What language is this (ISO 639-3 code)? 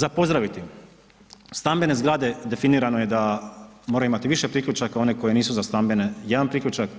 hrv